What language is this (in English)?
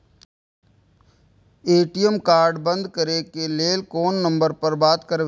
Maithili